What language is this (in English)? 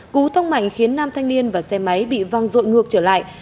Vietnamese